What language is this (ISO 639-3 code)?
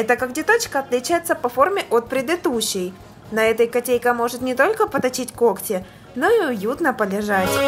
rus